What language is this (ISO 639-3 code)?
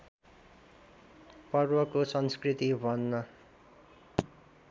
nep